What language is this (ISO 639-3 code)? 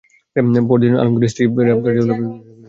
ben